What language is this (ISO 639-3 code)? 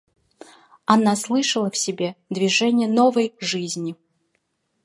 rus